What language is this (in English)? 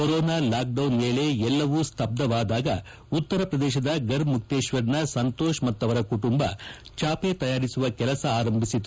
Kannada